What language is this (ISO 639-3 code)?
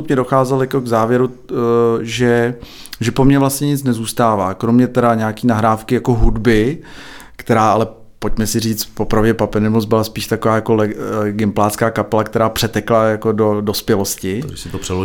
ces